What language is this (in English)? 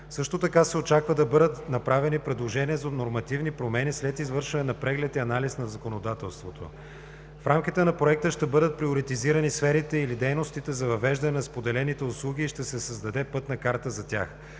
Bulgarian